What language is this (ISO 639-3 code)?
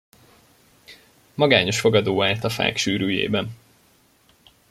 hun